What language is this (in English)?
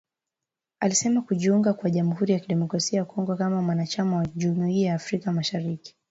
Swahili